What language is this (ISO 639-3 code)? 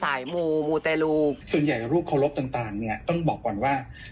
tha